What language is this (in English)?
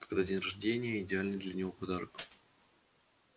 Russian